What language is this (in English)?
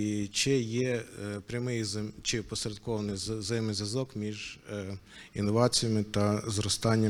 Ukrainian